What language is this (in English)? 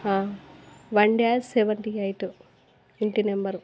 Telugu